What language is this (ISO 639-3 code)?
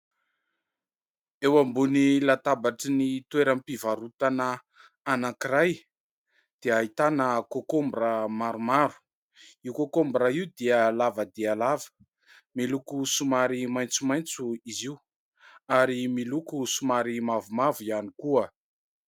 mlg